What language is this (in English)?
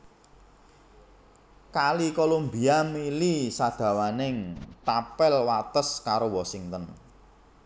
Javanese